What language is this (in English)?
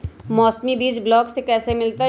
Magahi